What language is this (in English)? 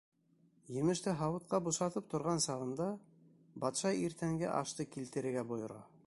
Bashkir